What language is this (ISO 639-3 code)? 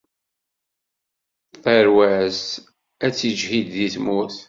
kab